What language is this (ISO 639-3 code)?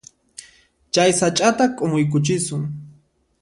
qxp